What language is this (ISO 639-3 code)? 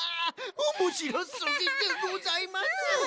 jpn